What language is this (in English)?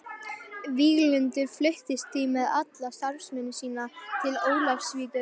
Icelandic